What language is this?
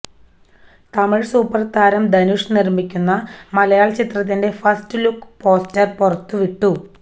Malayalam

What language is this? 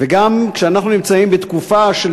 Hebrew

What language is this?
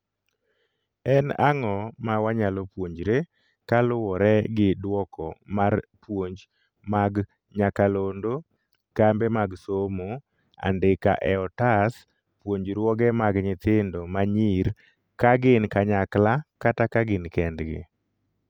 Luo (Kenya and Tanzania)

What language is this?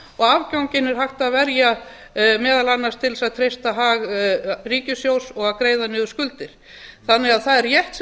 Icelandic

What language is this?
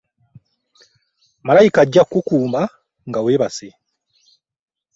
Ganda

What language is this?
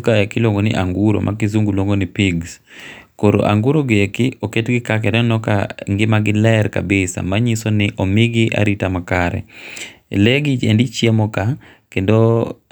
Luo (Kenya and Tanzania)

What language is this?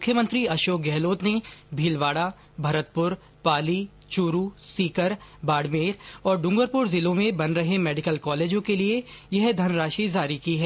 Hindi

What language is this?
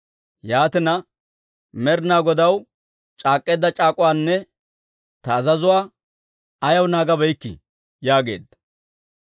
Dawro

